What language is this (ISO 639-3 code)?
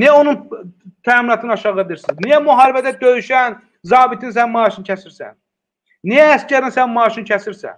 tur